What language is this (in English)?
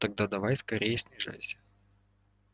Russian